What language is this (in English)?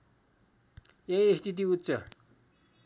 Nepali